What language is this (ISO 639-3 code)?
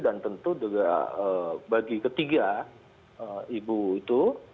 ind